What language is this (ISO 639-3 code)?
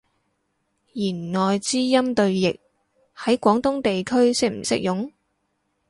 yue